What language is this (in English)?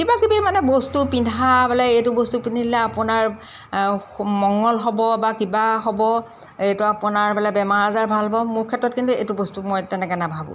Assamese